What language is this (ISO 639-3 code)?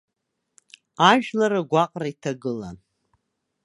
abk